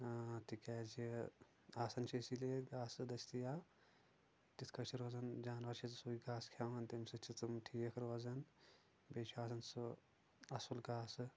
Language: Kashmiri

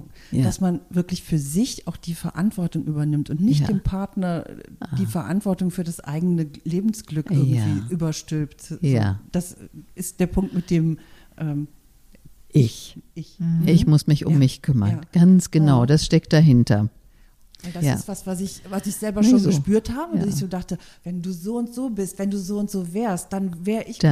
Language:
German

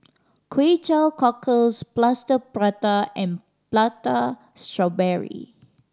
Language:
English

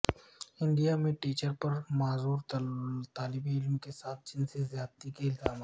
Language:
Urdu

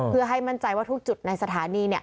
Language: Thai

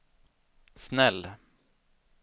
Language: Swedish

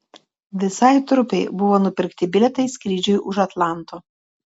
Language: Lithuanian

